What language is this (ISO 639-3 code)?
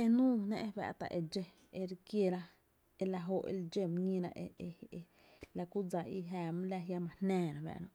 cte